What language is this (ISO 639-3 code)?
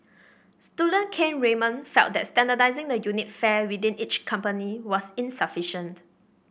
eng